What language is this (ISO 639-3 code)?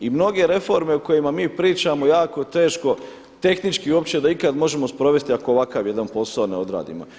hrv